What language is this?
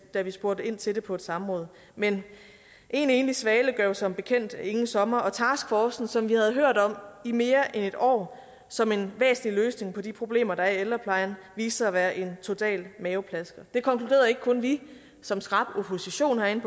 Danish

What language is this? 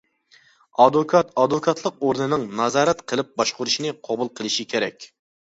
Uyghur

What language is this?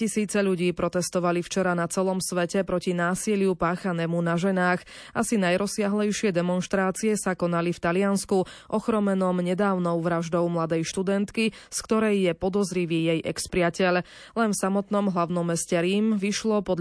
Slovak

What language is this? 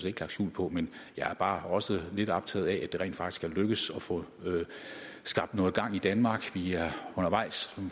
Danish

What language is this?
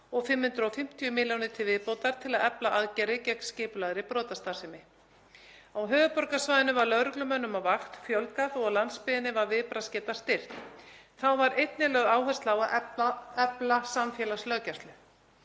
Icelandic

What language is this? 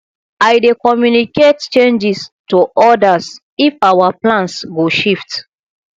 Nigerian Pidgin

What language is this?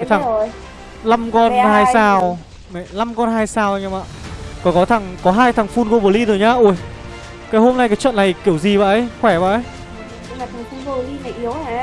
Vietnamese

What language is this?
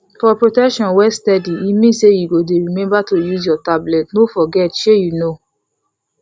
Nigerian Pidgin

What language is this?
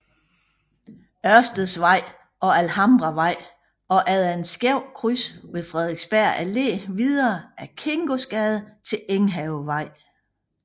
Danish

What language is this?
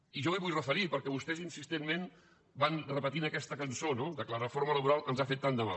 Catalan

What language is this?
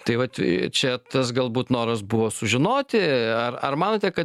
Lithuanian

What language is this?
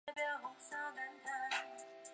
Chinese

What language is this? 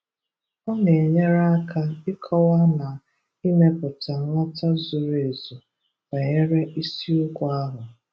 Igbo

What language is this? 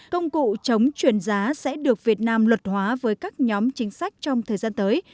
Vietnamese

